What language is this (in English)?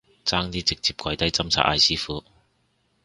Cantonese